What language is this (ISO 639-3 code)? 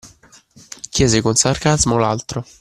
ita